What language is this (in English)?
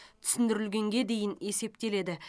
Kazakh